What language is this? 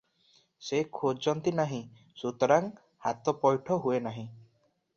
Odia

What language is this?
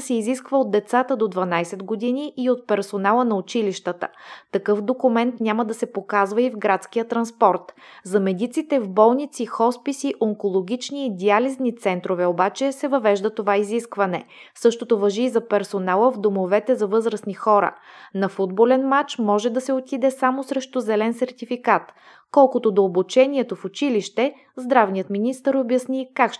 Bulgarian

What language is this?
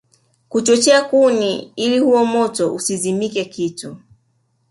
Swahili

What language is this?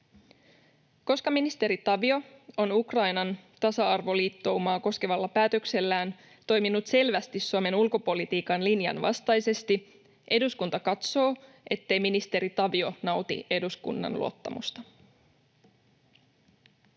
Finnish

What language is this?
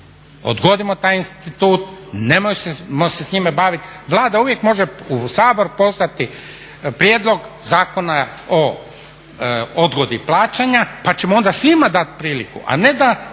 Croatian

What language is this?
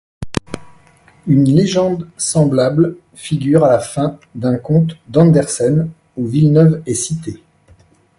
French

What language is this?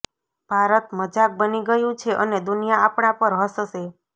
Gujarati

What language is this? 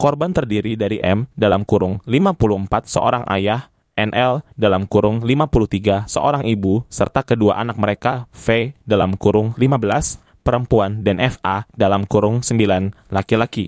Indonesian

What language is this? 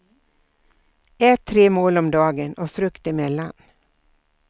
Swedish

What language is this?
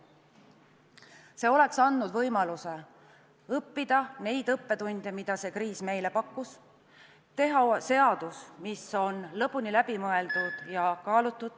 Estonian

